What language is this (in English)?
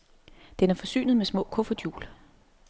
Danish